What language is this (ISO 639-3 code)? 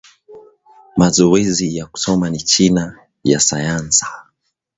swa